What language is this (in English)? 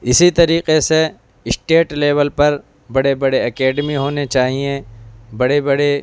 Urdu